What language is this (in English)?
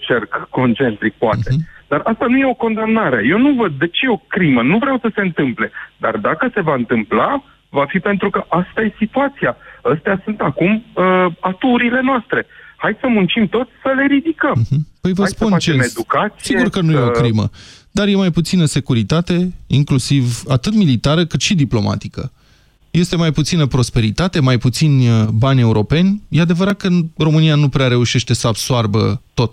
Romanian